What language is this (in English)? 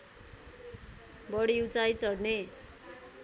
Nepali